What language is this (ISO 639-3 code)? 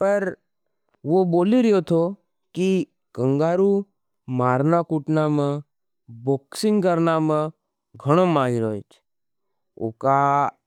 noe